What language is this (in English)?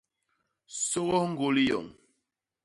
Basaa